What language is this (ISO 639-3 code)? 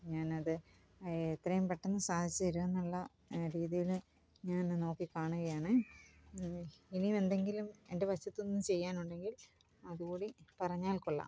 mal